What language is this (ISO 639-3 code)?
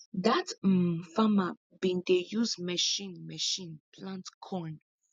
pcm